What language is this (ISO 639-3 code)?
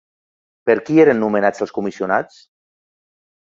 cat